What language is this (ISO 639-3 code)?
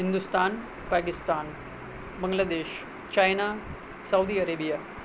urd